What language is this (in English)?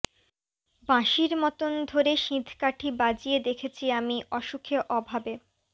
Bangla